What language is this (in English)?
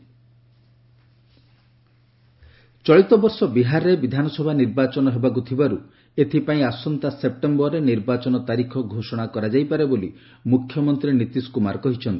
Odia